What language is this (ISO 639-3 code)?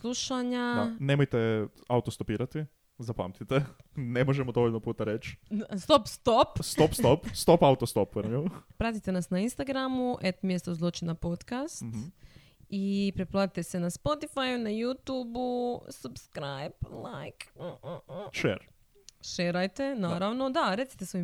hrv